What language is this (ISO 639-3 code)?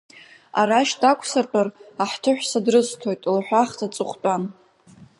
abk